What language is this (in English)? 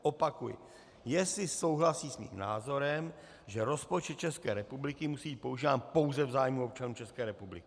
Czech